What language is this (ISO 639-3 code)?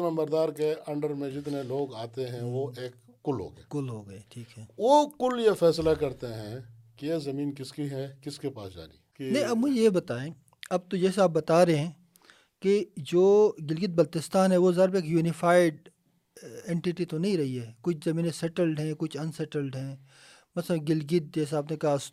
urd